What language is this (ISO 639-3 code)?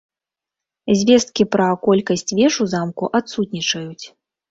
bel